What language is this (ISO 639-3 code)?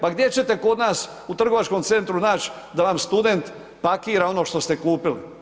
hrv